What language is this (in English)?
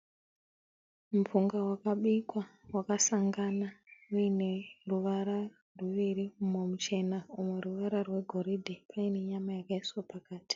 Shona